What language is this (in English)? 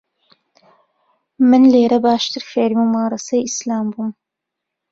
Central Kurdish